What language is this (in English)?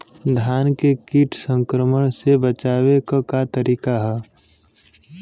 Bhojpuri